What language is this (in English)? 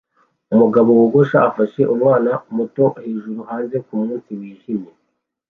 Kinyarwanda